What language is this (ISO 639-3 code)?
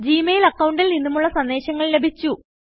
mal